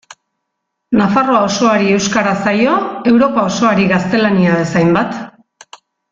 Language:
Basque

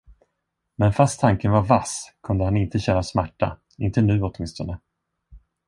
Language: Swedish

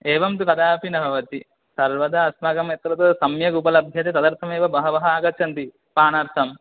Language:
Sanskrit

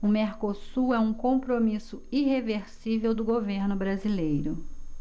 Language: Portuguese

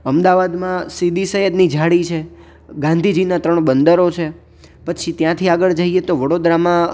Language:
Gujarati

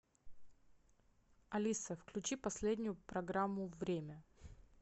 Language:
Russian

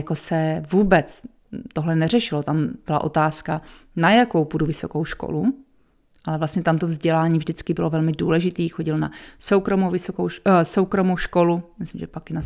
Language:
Czech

